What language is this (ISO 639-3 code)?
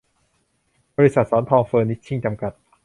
tha